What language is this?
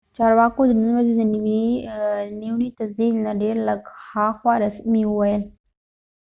Pashto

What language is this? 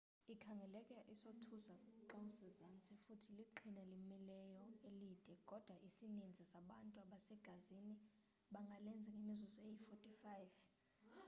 Xhosa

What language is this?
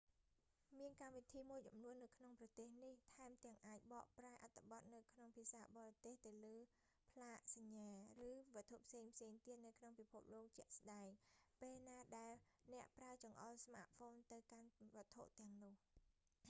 Khmer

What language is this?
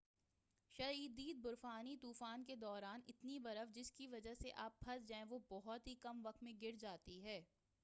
Urdu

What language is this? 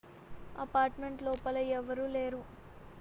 Telugu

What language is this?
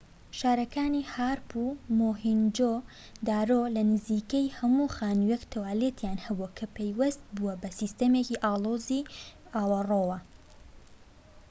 Central Kurdish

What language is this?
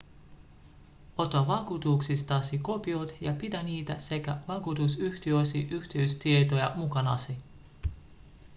Finnish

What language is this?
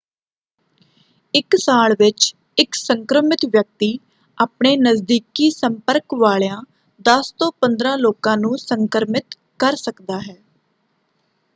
Punjabi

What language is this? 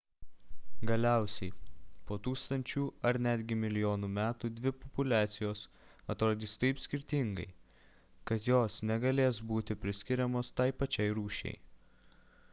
Lithuanian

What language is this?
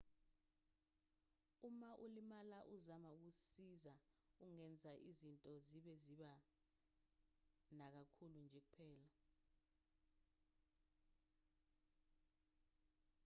Zulu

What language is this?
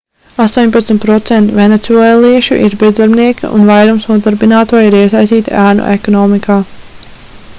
Latvian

